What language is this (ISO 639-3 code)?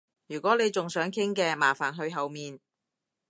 yue